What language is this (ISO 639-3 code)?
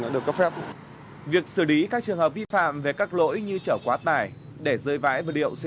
vie